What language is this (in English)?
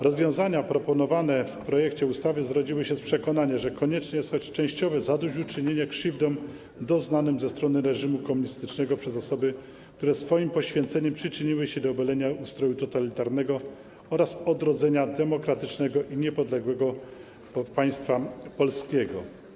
Polish